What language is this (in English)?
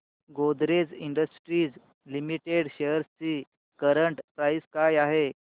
Marathi